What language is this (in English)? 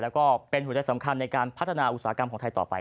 Thai